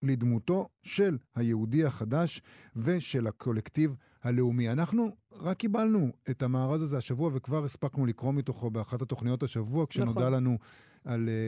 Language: Hebrew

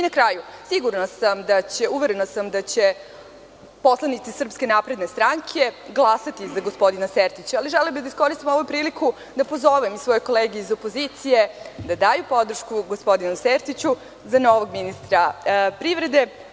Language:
Serbian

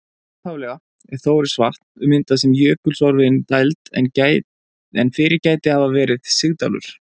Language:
Icelandic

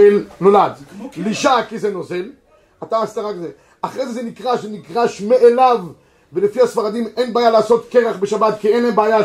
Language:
Hebrew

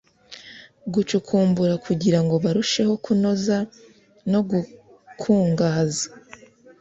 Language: Kinyarwanda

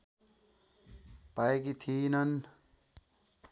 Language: Nepali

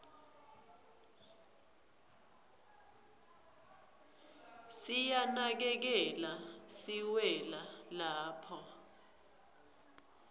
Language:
Swati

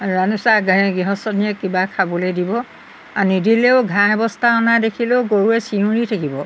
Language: Assamese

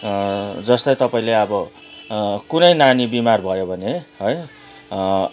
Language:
Nepali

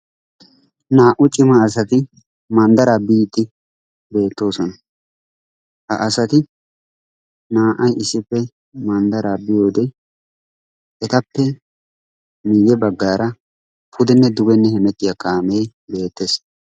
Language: Wolaytta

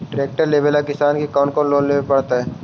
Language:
Magahi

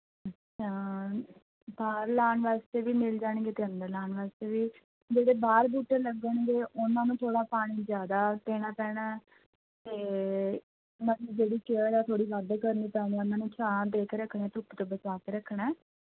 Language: Punjabi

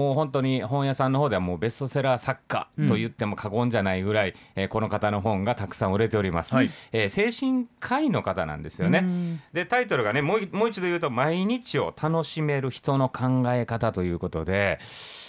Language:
Japanese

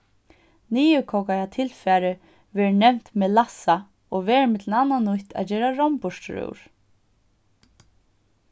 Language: Faroese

